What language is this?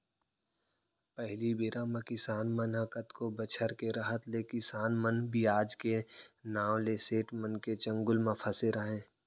Chhattisgarhi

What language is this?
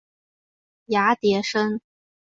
Chinese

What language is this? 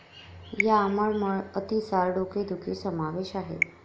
Marathi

